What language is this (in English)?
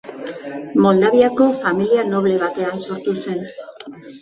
Basque